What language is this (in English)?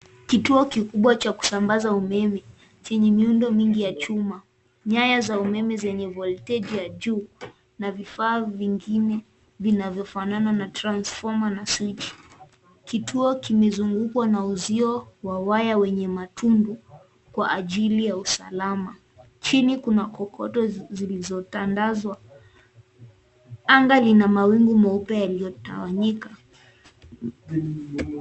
Swahili